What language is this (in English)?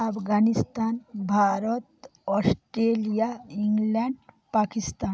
Bangla